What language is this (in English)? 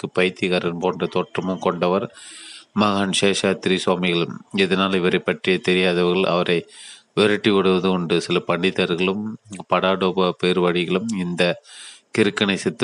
Tamil